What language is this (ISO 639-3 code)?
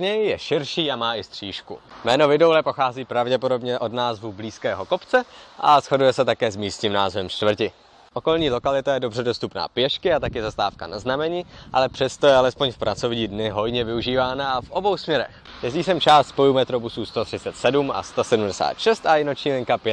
ces